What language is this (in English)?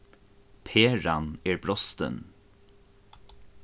Faroese